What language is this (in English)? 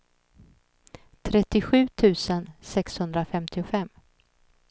Swedish